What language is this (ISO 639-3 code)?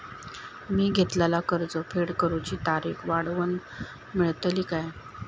mar